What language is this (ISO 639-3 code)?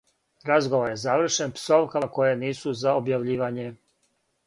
srp